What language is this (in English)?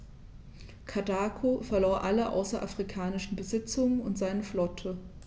German